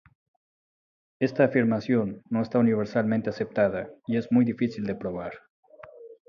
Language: Spanish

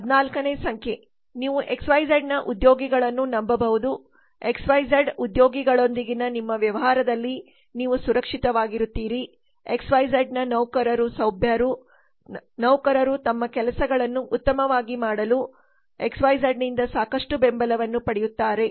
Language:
Kannada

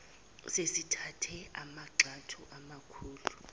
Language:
Zulu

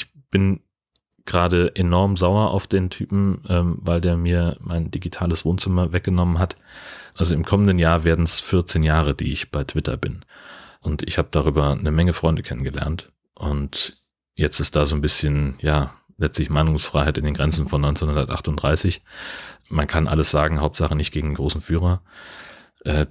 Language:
German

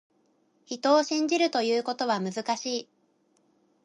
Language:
Japanese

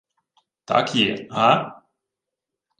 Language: Ukrainian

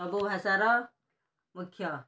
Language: Odia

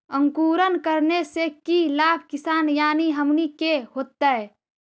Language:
Magahi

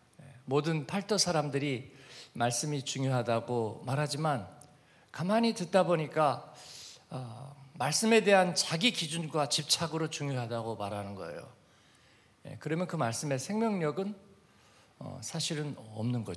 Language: Korean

